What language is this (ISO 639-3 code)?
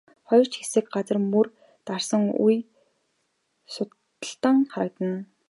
mon